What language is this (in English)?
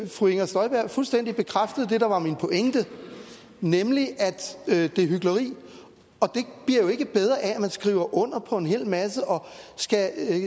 Danish